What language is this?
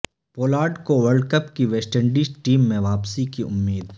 Urdu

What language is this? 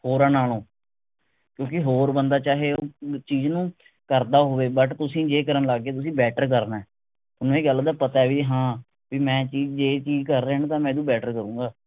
Punjabi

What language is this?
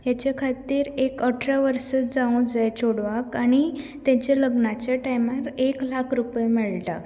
Konkani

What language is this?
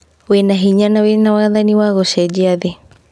Kikuyu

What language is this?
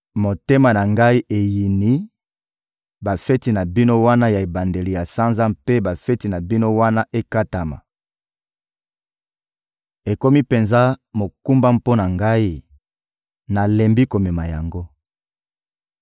Lingala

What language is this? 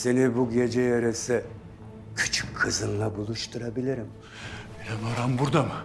Turkish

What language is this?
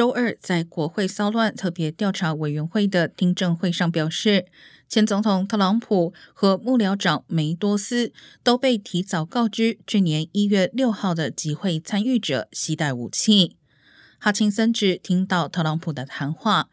Chinese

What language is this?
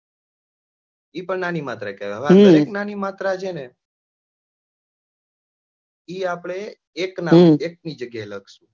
Gujarati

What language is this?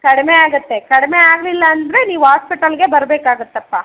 Kannada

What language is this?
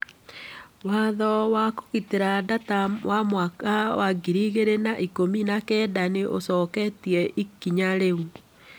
Kikuyu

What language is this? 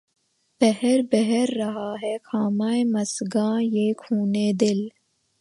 Urdu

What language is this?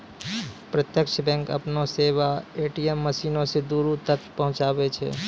Maithili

